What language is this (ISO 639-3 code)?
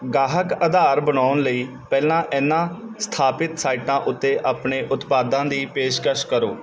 pan